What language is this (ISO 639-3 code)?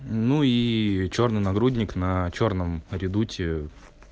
rus